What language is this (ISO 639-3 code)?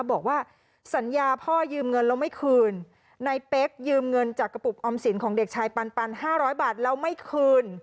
tha